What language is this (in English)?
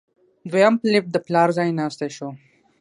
Pashto